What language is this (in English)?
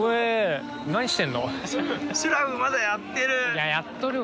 Japanese